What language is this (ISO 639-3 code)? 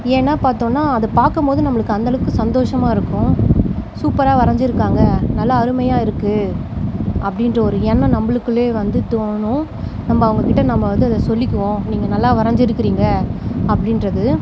tam